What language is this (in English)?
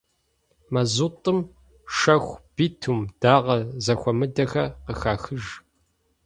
Kabardian